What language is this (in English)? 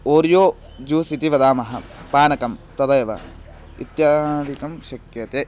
Sanskrit